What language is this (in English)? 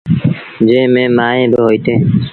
Sindhi Bhil